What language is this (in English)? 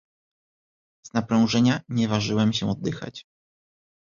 Polish